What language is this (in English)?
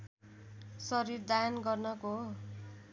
Nepali